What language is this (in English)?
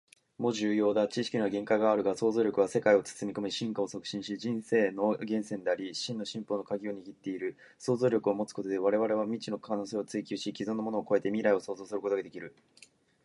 Japanese